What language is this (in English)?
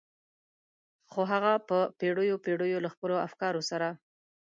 Pashto